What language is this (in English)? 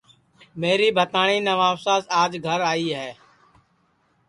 Sansi